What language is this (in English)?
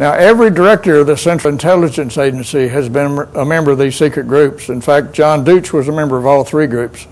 English